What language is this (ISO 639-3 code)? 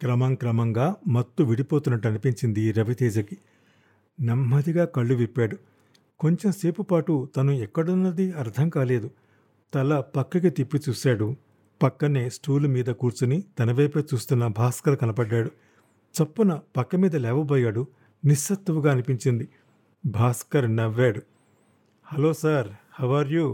tel